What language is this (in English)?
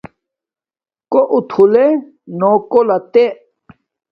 Domaaki